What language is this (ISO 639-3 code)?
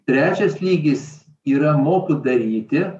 lit